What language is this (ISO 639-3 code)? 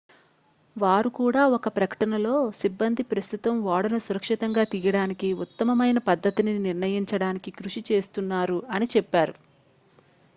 tel